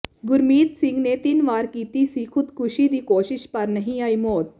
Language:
Punjabi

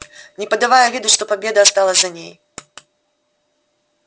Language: Russian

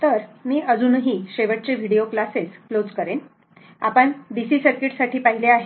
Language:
Marathi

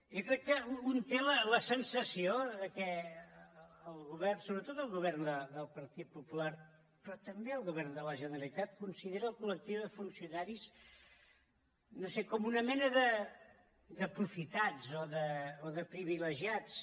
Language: Catalan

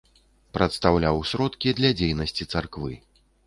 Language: Belarusian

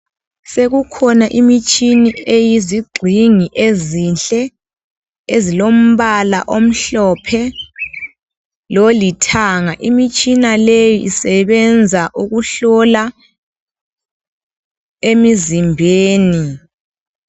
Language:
North Ndebele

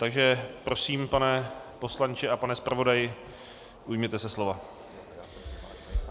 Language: Czech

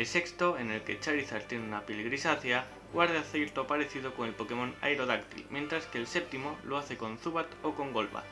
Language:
Spanish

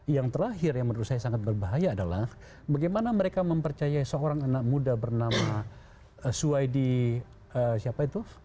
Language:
Indonesian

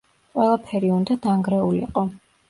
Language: Georgian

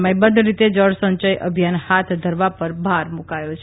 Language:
Gujarati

